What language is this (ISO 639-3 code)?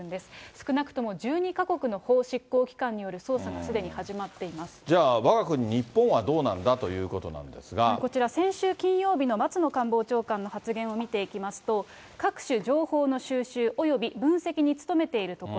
jpn